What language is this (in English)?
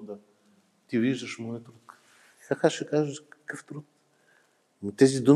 Bulgarian